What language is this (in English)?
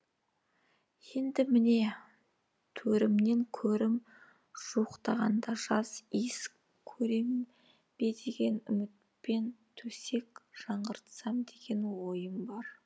Kazakh